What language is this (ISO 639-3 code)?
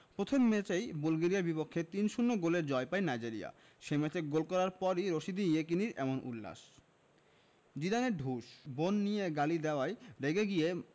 ben